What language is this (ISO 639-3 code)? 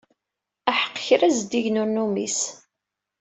kab